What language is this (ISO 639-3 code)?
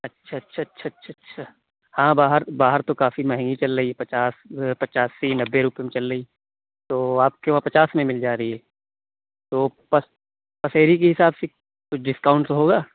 urd